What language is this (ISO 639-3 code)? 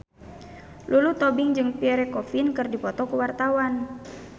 sun